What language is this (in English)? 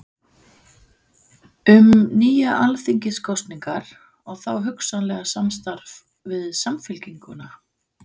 Icelandic